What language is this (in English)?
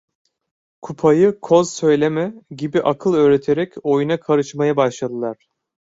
Turkish